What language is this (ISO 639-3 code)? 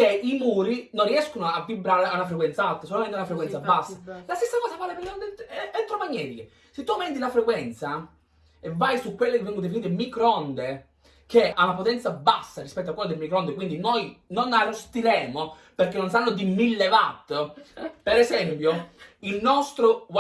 ita